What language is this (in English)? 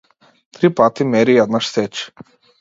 Macedonian